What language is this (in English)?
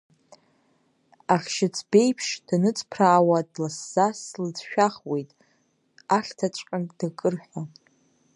Abkhazian